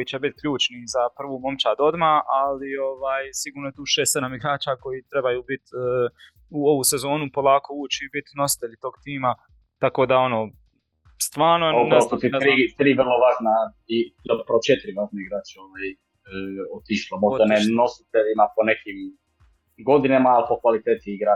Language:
Croatian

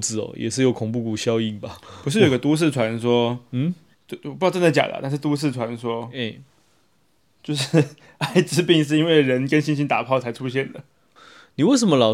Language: Chinese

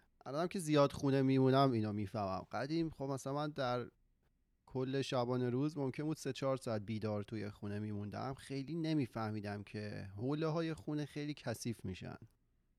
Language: Persian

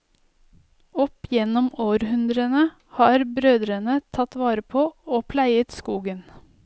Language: Norwegian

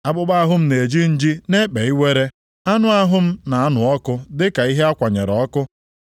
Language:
Igbo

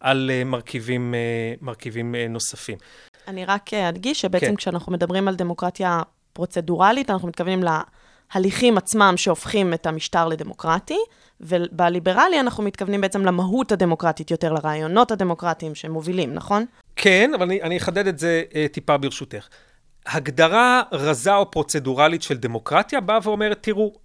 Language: Hebrew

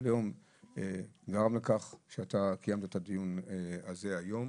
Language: Hebrew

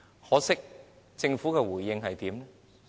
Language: Cantonese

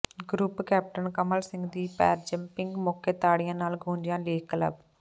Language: Punjabi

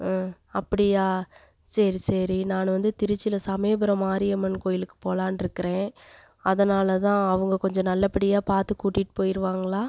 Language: Tamil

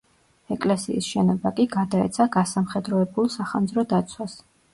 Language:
Georgian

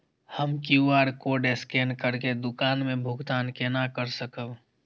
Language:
Maithili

